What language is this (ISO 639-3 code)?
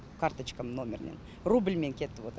kaz